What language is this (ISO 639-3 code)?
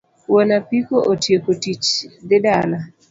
luo